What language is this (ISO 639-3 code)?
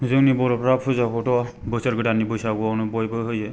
brx